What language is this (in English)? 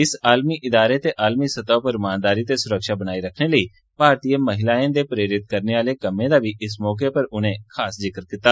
Dogri